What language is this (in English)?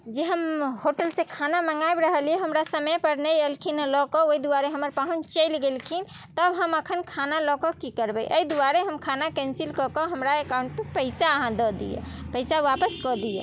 Maithili